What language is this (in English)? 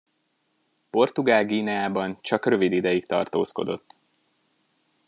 Hungarian